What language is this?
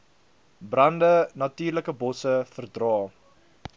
Afrikaans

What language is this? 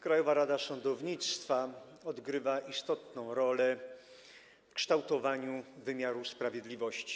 Polish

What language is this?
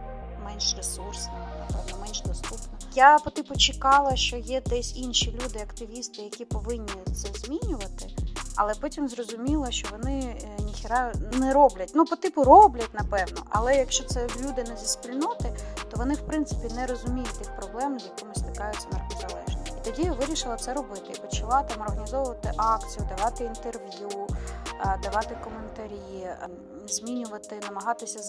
Ukrainian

